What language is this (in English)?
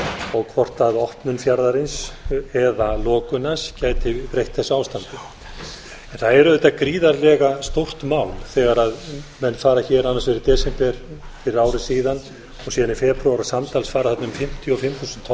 Icelandic